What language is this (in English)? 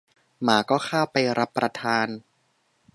Thai